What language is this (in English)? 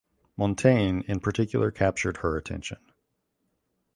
English